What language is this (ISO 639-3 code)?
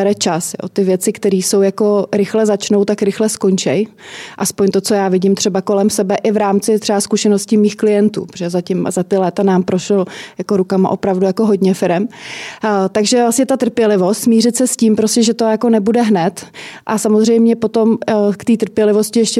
ces